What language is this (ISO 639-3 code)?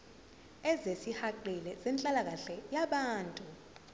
zul